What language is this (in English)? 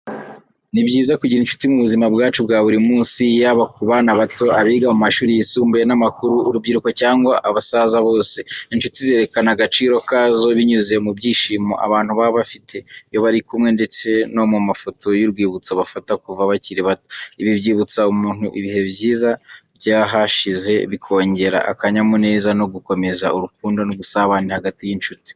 Kinyarwanda